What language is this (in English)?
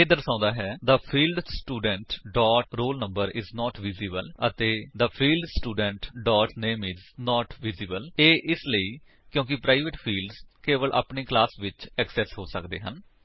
Punjabi